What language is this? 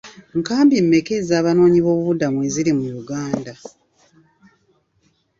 Ganda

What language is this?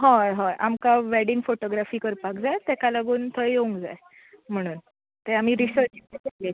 Konkani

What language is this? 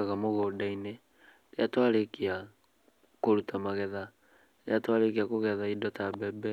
Kikuyu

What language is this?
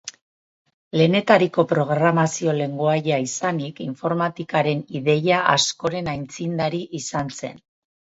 Basque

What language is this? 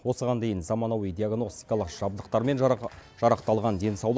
Kazakh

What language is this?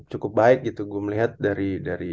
Indonesian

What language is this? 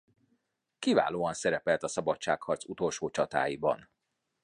Hungarian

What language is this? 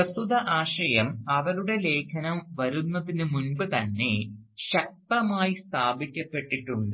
Malayalam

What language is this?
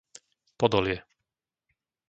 Slovak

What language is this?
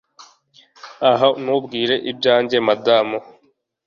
Kinyarwanda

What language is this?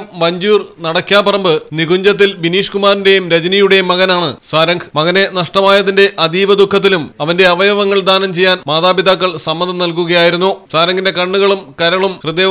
Turkish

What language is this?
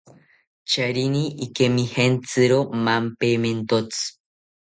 South Ucayali Ashéninka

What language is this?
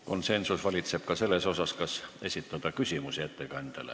Estonian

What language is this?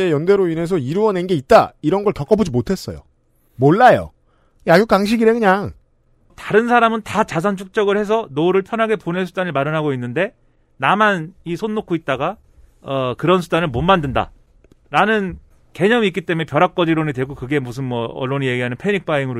Korean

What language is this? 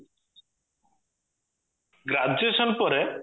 Odia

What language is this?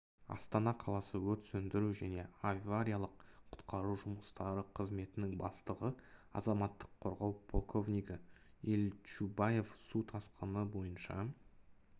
Kazakh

